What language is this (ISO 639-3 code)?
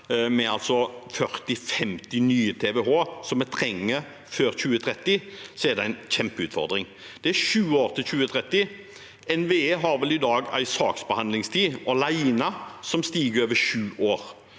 nor